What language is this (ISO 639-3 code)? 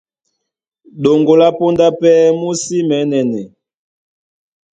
dua